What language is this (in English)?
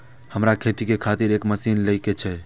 Maithili